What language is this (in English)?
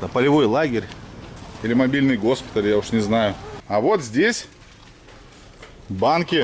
Russian